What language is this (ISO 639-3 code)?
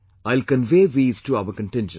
eng